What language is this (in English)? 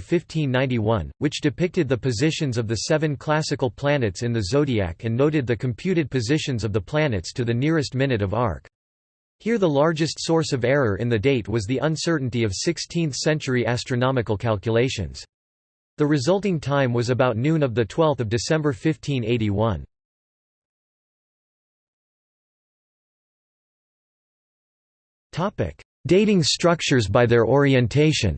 English